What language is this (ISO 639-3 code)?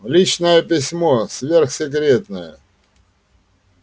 rus